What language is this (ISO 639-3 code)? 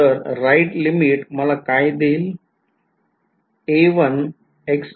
mar